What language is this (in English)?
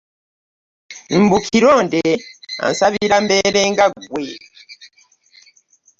Ganda